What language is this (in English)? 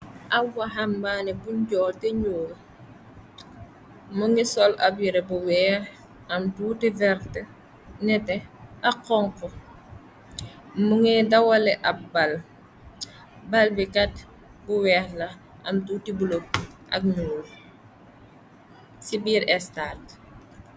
Wolof